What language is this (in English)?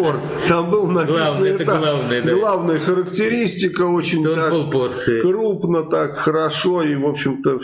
Russian